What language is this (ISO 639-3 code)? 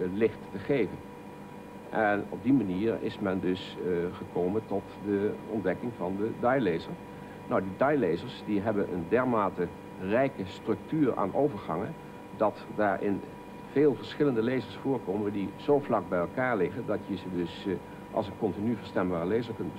nld